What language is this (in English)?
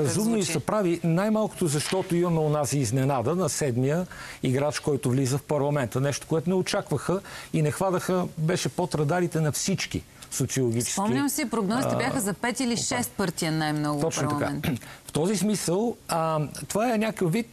Bulgarian